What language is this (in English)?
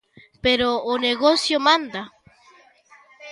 Galician